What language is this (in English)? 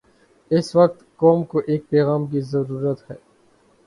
Urdu